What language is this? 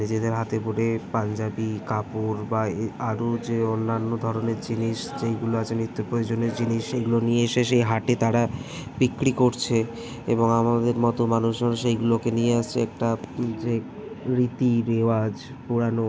Bangla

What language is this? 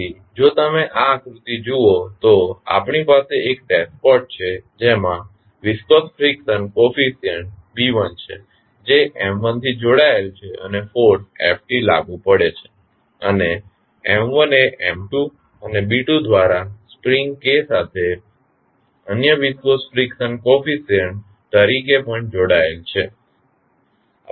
Gujarati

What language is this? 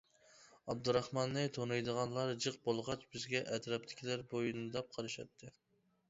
Uyghur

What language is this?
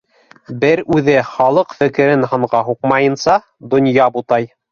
Bashkir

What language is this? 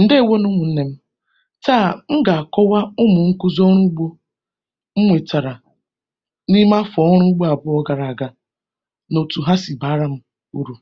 Igbo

